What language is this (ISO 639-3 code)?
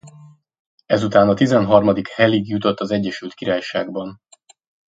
hun